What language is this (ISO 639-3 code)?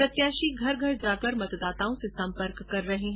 hin